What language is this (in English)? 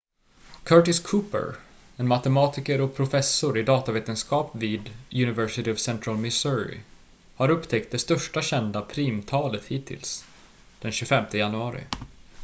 Swedish